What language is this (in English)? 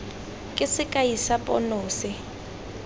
Tswana